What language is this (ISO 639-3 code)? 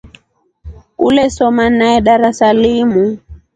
rof